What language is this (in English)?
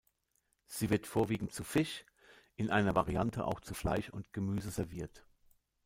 German